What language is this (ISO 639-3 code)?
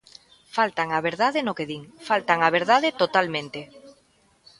glg